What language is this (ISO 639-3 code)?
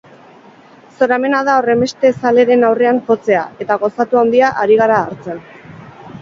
eus